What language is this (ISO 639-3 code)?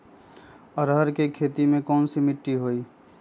mag